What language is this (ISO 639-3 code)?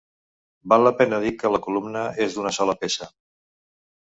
cat